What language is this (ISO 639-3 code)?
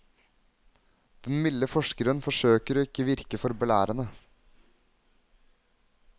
nor